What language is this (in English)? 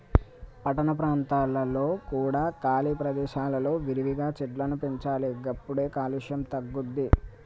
Telugu